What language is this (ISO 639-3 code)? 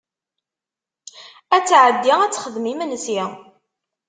kab